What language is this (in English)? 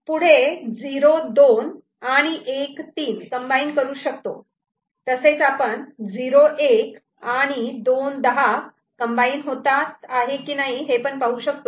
Marathi